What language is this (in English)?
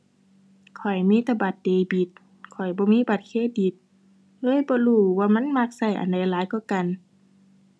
Thai